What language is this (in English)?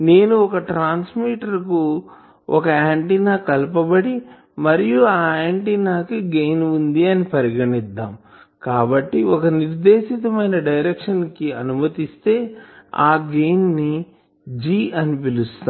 Telugu